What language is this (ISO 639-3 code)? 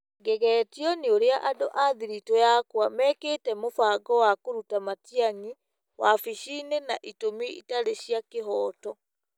kik